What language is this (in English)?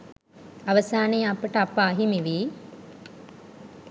Sinhala